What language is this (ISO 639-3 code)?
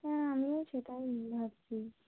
ben